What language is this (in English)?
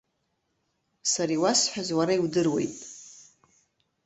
Abkhazian